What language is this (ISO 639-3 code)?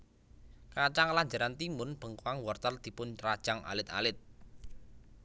jav